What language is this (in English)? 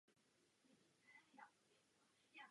Czech